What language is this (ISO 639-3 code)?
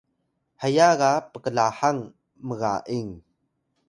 tay